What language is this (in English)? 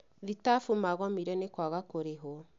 Kikuyu